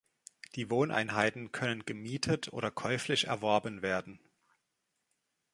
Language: German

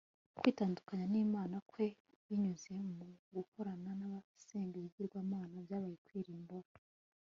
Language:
Kinyarwanda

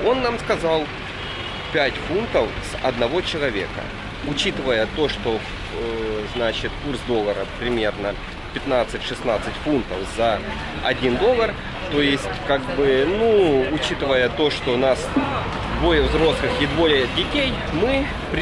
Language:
Russian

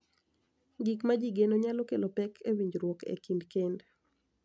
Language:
Luo (Kenya and Tanzania)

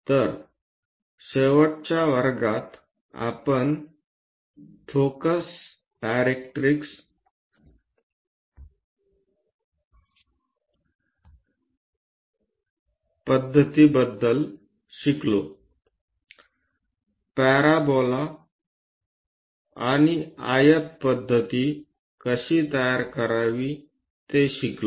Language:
Marathi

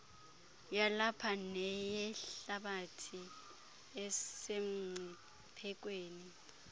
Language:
Xhosa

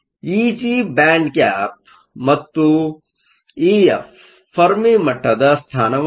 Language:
Kannada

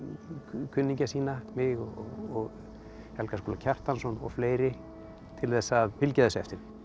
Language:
Icelandic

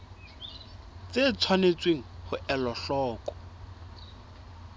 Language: Southern Sotho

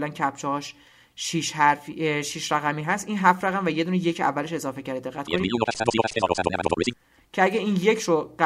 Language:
Persian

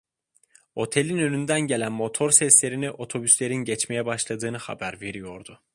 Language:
Turkish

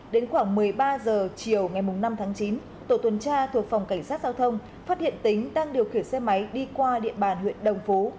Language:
Vietnamese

